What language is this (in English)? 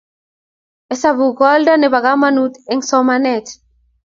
Kalenjin